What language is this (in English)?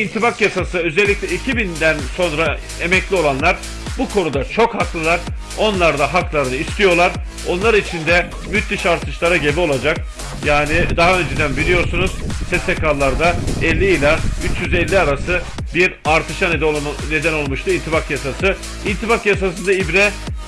Turkish